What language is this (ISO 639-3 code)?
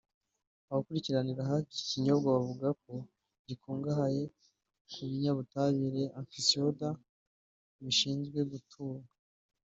kin